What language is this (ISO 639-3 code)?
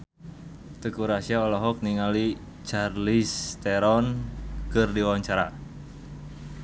sun